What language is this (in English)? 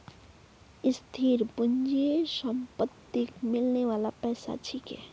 Magahi